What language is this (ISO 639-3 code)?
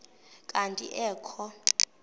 xho